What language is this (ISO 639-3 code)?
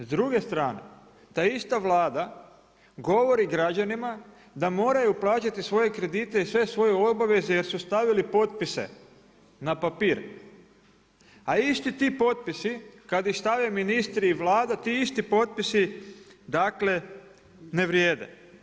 hrv